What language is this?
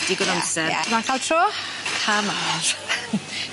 Welsh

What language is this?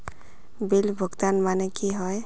Magahi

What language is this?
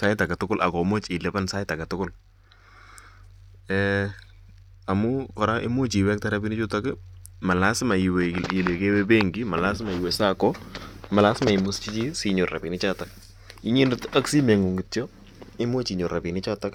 Kalenjin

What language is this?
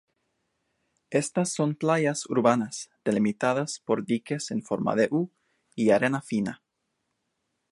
Spanish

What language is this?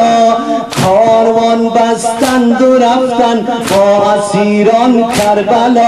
Persian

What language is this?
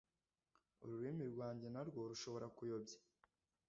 Kinyarwanda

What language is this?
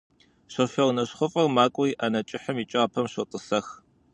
Kabardian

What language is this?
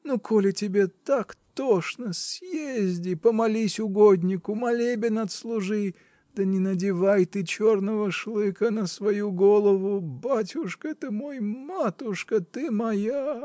Russian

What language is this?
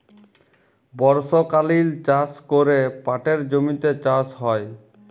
Bangla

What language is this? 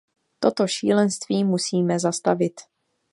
Czech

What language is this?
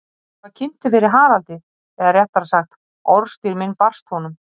Icelandic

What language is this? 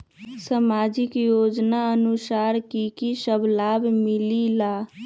Magahi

